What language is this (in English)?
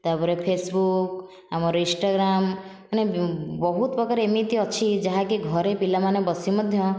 Odia